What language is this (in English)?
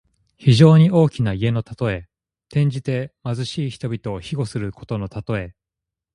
Japanese